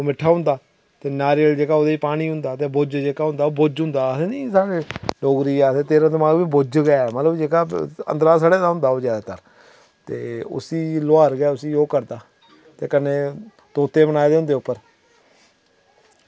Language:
Dogri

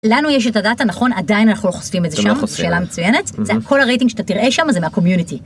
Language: Hebrew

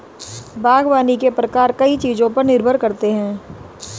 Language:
Hindi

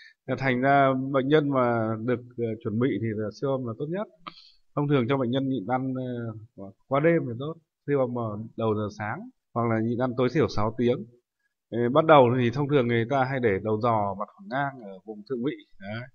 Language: Vietnamese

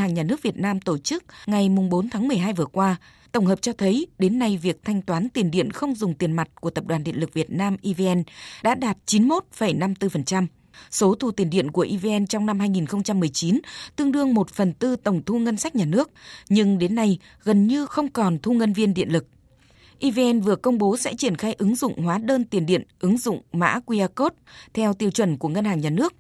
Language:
Vietnamese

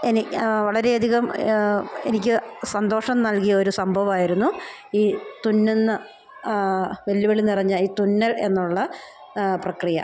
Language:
Malayalam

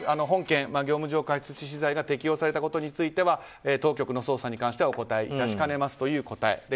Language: Japanese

